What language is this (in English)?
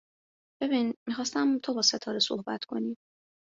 Persian